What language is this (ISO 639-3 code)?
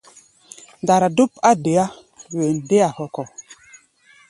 gba